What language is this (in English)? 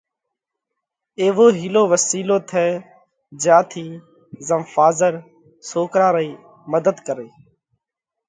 Parkari Koli